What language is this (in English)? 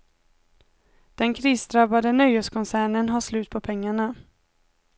Swedish